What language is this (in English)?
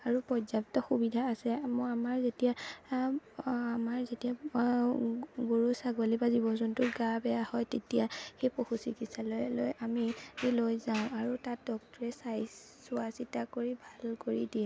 Assamese